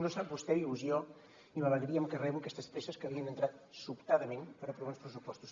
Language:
Catalan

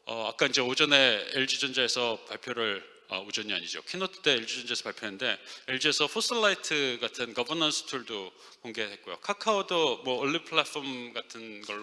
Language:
Korean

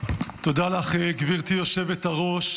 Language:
Hebrew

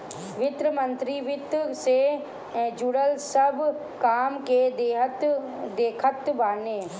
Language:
Bhojpuri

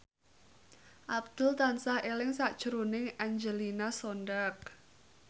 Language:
Javanese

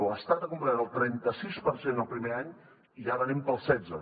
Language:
Catalan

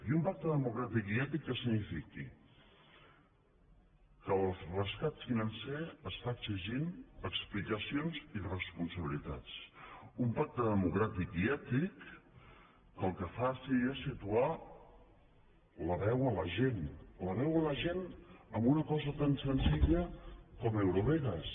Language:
Catalan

